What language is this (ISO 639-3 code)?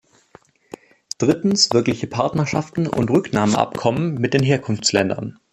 deu